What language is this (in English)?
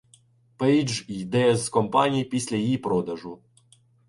Ukrainian